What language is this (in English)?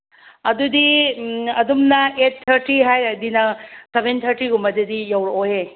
Manipuri